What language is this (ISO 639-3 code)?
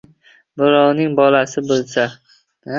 uzb